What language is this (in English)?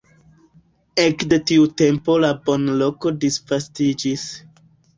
Esperanto